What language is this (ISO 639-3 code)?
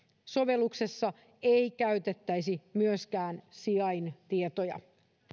fin